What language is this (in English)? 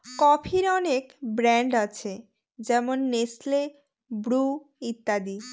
Bangla